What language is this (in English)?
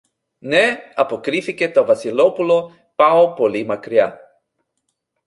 Greek